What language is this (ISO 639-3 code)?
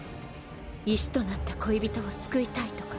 jpn